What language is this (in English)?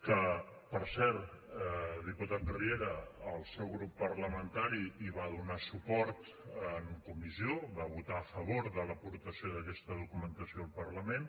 Catalan